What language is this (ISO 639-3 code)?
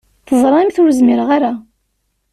kab